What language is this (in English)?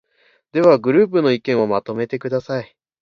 Japanese